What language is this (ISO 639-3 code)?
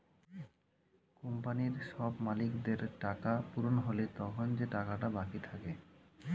ben